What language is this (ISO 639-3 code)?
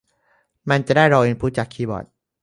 tha